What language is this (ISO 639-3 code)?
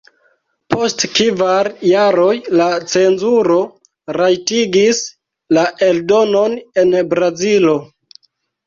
epo